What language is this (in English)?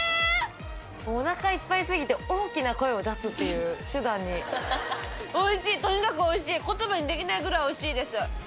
Japanese